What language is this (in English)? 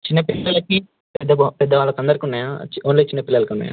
Telugu